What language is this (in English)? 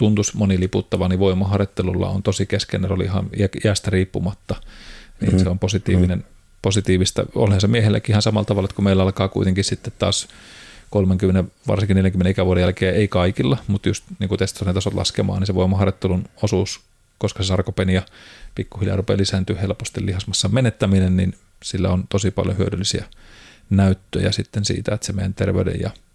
Finnish